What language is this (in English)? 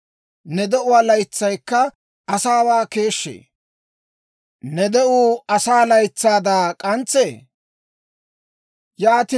Dawro